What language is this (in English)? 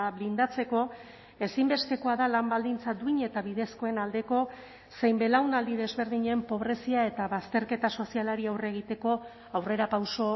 Basque